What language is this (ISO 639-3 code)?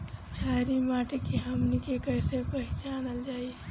bho